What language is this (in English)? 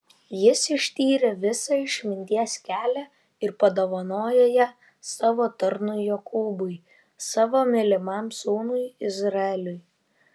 Lithuanian